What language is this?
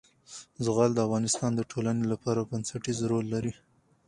Pashto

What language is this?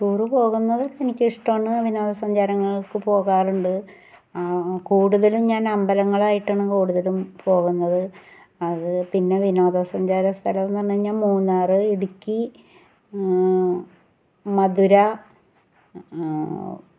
Malayalam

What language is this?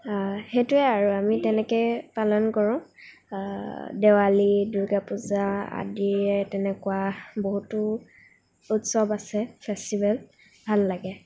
Assamese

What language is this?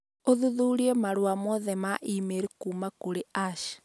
Kikuyu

